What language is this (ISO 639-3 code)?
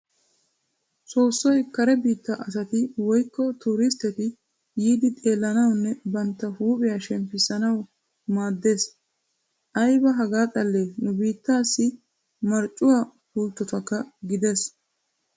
wal